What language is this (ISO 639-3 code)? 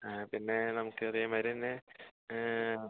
mal